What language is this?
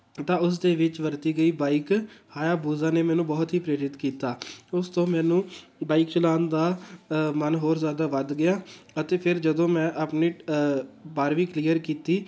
Punjabi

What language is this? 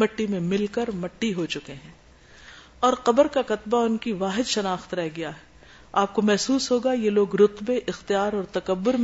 Urdu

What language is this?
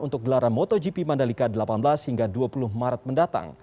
Indonesian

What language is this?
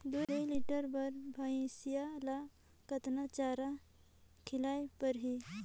Chhattisgarhi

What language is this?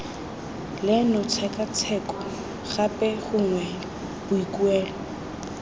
Tswana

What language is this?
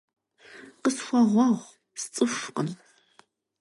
Kabardian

